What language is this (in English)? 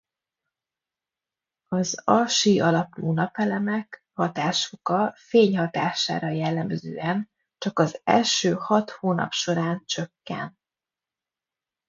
Hungarian